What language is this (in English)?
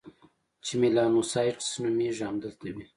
Pashto